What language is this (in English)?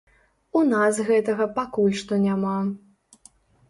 Belarusian